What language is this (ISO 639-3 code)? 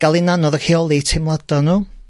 cym